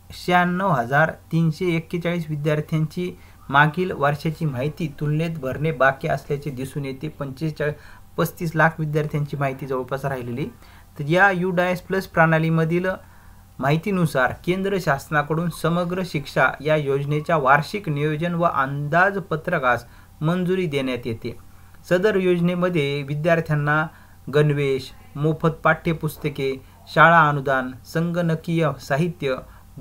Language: Romanian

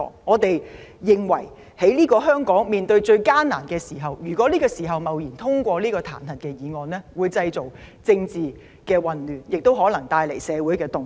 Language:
Cantonese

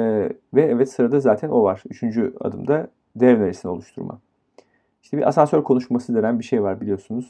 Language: Turkish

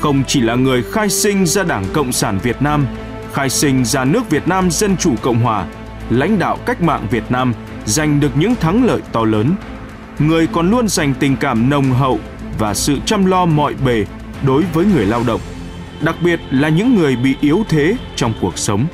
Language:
Vietnamese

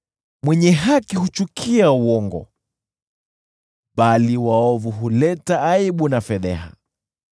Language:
Swahili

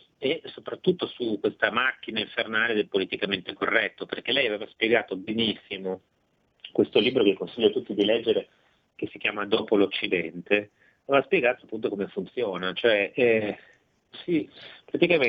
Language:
Italian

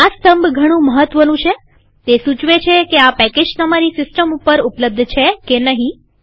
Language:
Gujarati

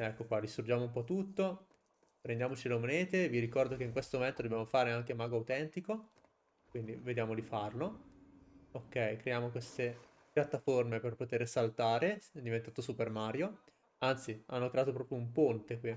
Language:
Italian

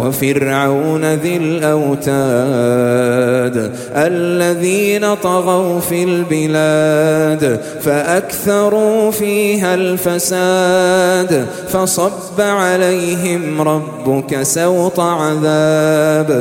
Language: Arabic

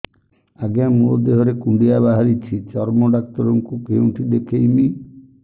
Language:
Odia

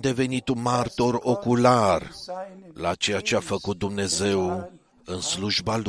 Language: Romanian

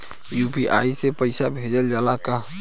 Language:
Bhojpuri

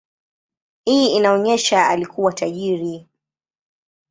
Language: Swahili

